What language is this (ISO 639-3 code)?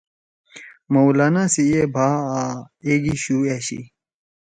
trw